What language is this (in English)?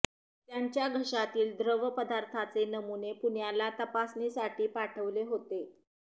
Marathi